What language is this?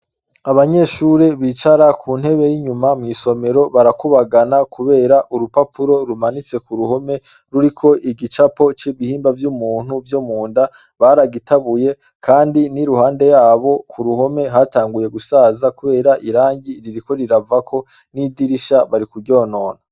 Rundi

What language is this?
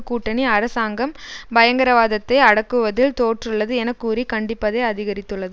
Tamil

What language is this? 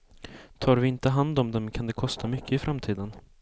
Swedish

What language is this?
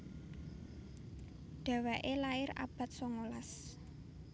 Javanese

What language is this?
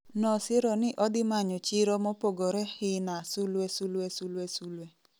Luo (Kenya and Tanzania)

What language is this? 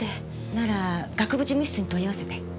Japanese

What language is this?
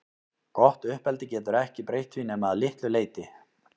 Icelandic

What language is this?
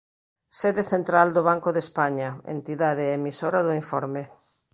Galician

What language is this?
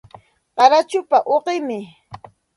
Santa Ana de Tusi Pasco Quechua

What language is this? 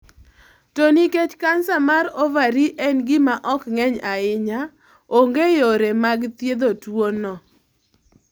Luo (Kenya and Tanzania)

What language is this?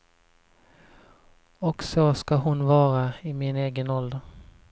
Swedish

